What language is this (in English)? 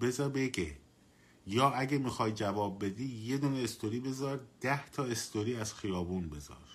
Persian